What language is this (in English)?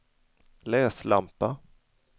Swedish